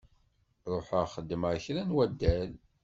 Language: Kabyle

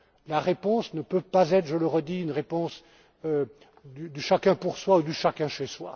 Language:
French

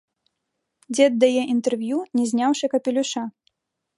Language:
Belarusian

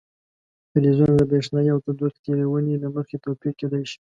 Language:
Pashto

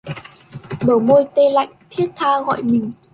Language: Vietnamese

